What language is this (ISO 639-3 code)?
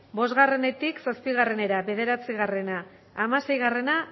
eus